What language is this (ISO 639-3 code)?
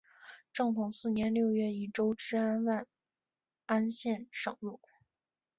zho